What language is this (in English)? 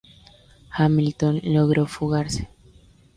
Spanish